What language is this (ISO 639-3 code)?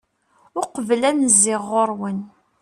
kab